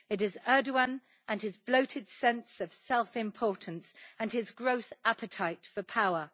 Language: English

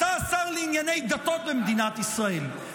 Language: Hebrew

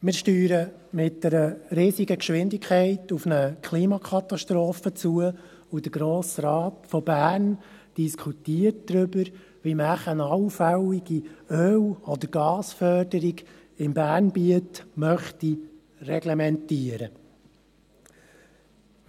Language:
Swiss German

